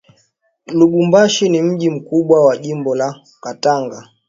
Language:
Swahili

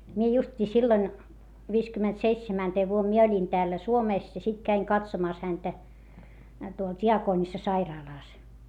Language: Finnish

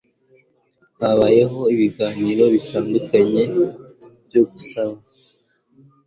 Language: Kinyarwanda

